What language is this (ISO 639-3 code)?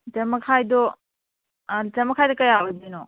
mni